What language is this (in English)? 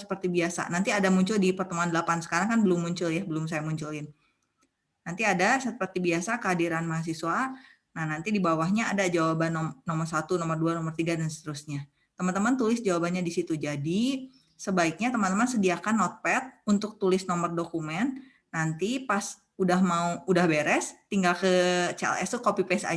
Indonesian